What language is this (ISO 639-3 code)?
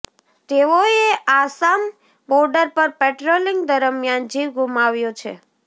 guj